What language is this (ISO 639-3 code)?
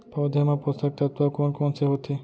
hne